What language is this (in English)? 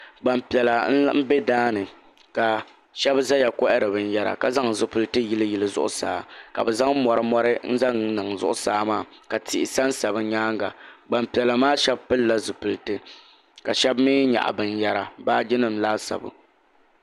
Dagbani